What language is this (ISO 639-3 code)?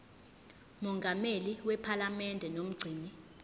zul